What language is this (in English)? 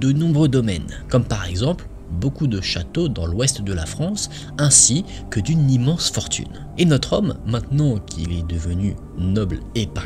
French